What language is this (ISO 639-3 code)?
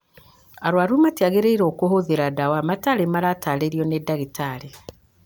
kik